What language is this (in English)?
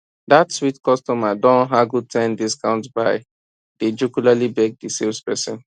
Nigerian Pidgin